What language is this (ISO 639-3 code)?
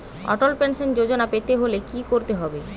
ben